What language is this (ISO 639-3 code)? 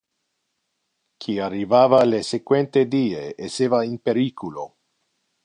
ina